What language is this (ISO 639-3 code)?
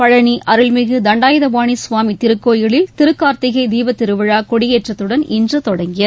tam